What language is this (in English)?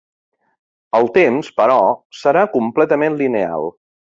Catalan